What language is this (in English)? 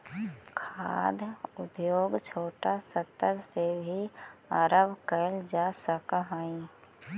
Magahi